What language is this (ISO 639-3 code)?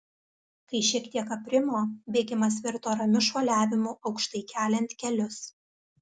lit